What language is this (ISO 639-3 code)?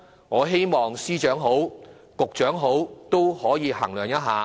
yue